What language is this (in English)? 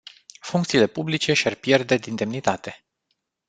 Romanian